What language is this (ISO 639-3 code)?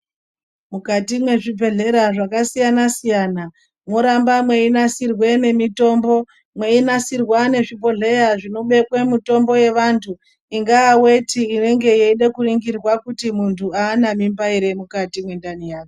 ndc